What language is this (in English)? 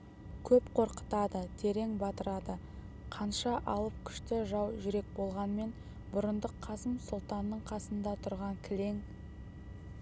Kazakh